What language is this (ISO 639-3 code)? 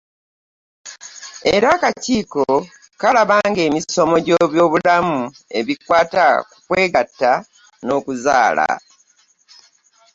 lug